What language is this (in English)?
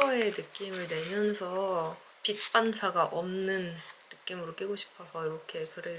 Korean